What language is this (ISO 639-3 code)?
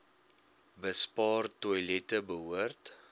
afr